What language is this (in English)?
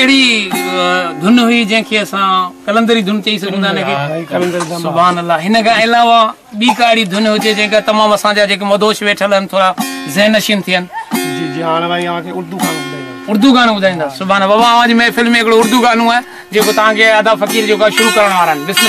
Arabic